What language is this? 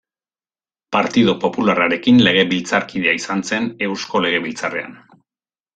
Basque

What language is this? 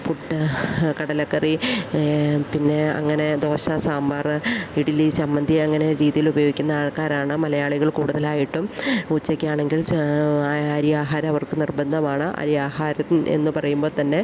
Malayalam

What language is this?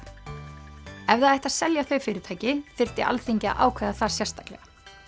Icelandic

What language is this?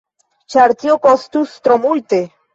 Esperanto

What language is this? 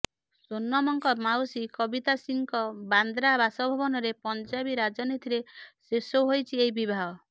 Odia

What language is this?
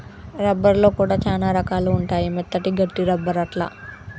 Telugu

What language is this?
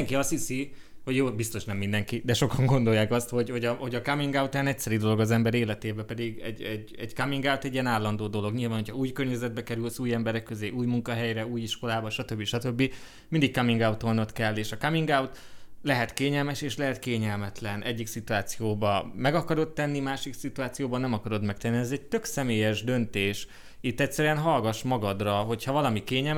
Hungarian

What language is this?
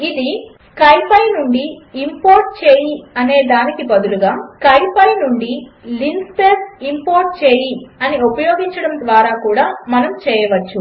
Telugu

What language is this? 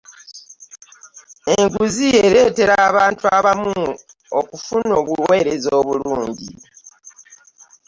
Ganda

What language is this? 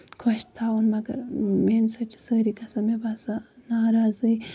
Kashmiri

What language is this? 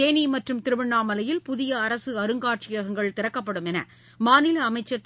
Tamil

